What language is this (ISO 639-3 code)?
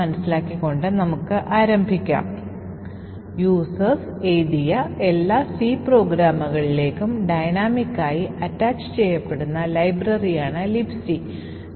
mal